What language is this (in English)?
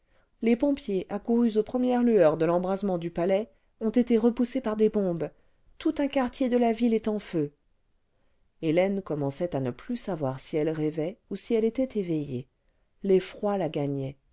French